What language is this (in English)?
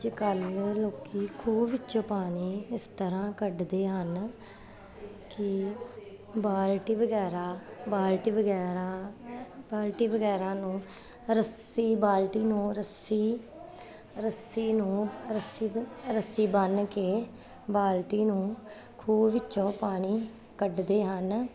Punjabi